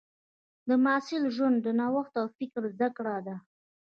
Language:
Pashto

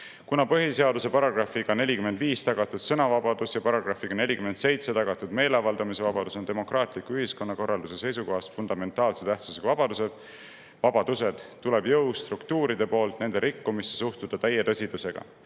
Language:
Estonian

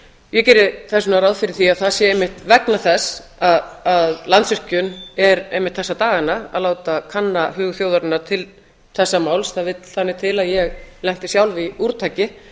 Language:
Icelandic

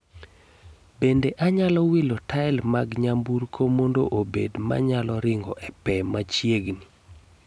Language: Luo (Kenya and Tanzania)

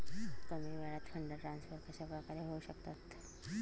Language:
Marathi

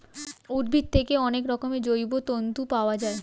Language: Bangla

